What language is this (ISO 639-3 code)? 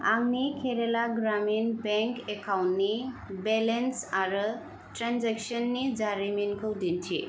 brx